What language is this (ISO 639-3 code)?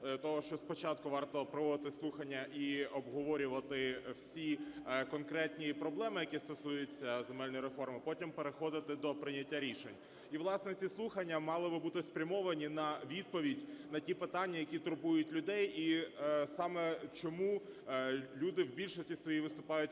ukr